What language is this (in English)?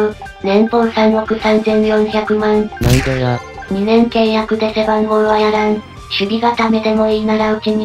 Japanese